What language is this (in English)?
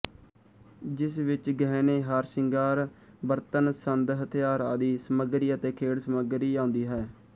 Punjabi